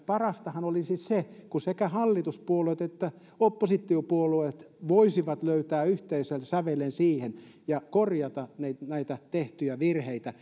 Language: Finnish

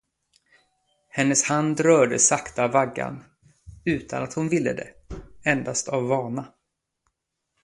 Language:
Swedish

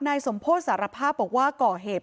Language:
Thai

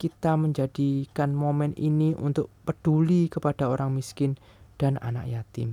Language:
Indonesian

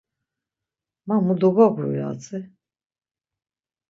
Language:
Laz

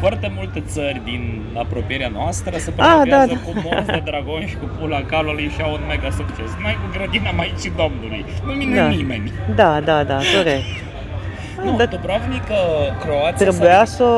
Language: Romanian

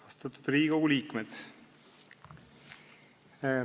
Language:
Estonian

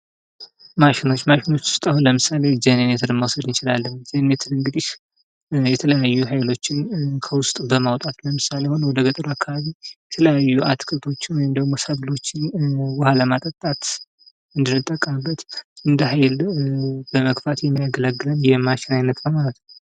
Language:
Amharic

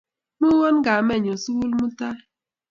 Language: Kalenjin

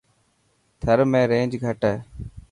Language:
Dhatki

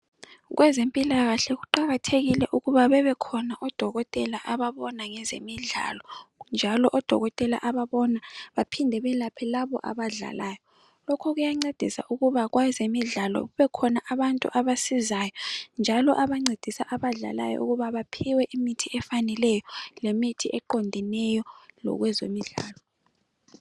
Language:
North Ndebele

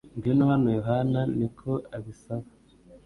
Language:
Kinyarwanda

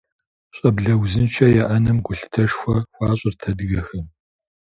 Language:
Kabardian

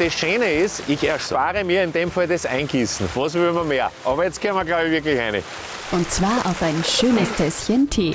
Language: German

